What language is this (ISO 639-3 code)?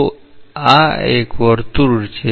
guj